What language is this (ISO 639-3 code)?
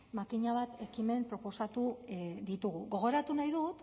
eus